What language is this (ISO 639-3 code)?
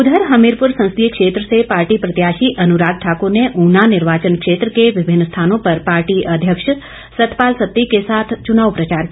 hin